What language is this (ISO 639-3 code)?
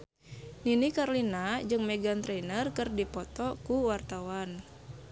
sun